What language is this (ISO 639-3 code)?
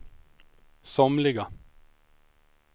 swe